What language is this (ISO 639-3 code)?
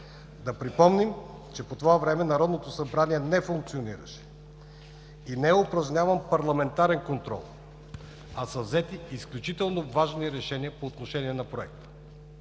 bul